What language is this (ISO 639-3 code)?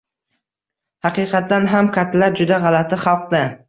uzb